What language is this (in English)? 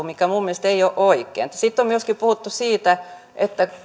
Finnish